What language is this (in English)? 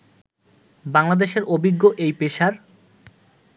Bangla